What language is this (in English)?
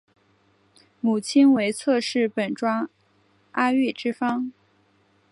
Chinese